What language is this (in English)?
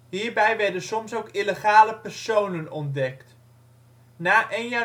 Dutch